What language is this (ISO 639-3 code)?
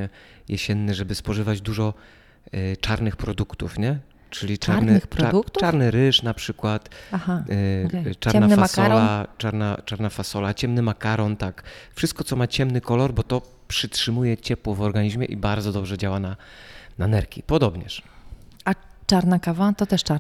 pol